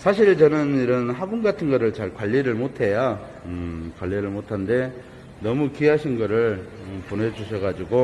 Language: Korean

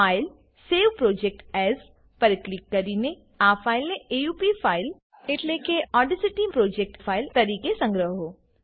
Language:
Gujarati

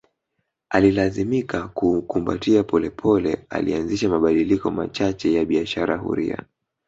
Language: Swahili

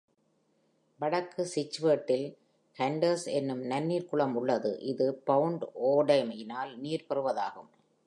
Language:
Tamil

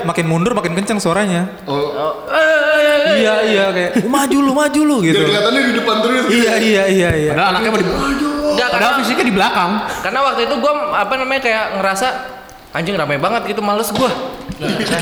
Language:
Indonesian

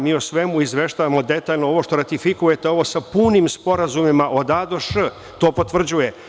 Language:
Serbian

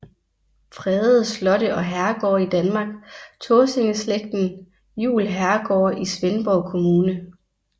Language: Danish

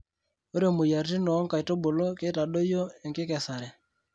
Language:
Masai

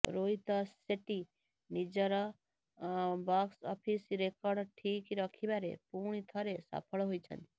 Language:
Odia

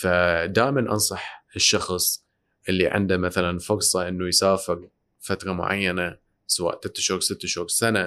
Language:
Arabic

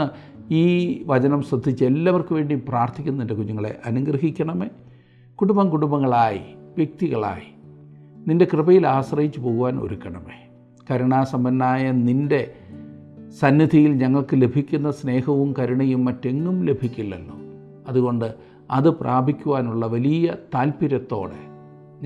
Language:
Malayalam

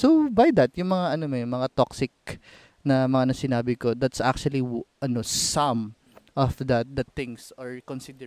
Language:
Filipino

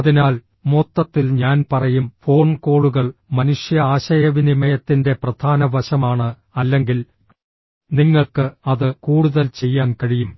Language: Malayalam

